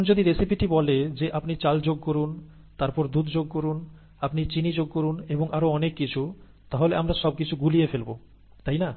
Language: Bangla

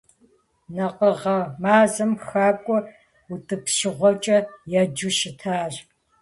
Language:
Kabardian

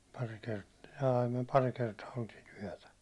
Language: Finnish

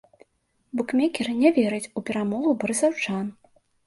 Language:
Belarusian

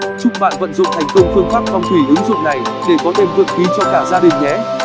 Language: Vietnamese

